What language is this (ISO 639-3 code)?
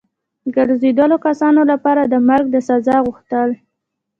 pus